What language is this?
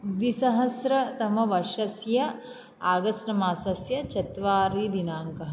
Sanskrit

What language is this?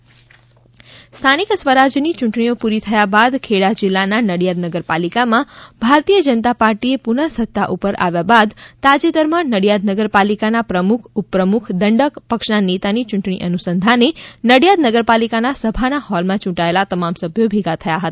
Gujarati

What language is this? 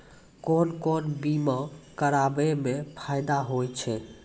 Maithili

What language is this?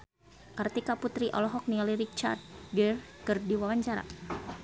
Sundanese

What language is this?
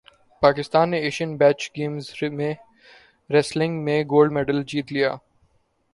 Urdu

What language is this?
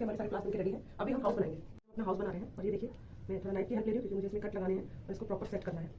Hindi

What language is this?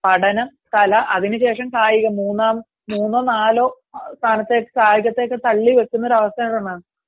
Malayalam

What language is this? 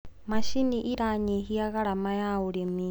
Kikuyu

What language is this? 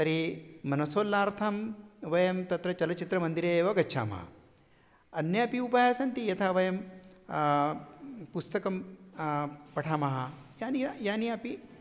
Sanskrit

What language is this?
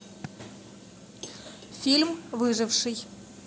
Russian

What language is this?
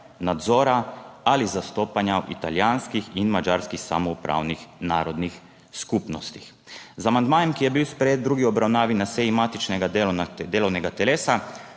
Slovenian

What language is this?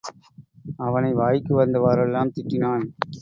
Tamil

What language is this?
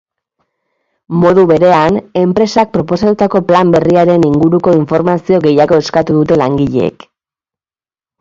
Basque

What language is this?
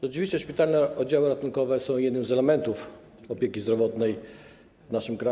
Polish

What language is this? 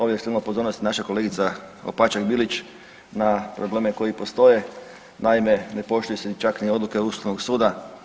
Croatian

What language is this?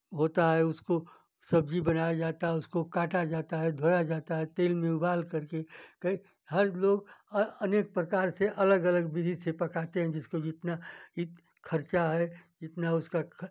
Hindi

